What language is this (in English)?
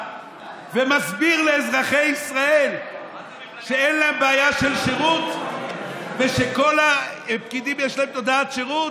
Hebrew